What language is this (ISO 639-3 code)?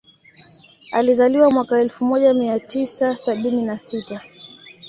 swa